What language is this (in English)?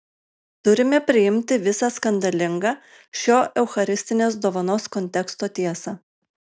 Lithuanian